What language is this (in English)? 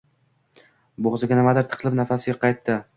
Uzbek